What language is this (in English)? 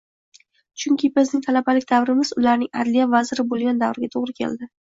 Uzbek